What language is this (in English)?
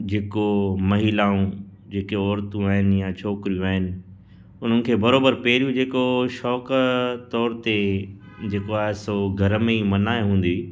Sindhi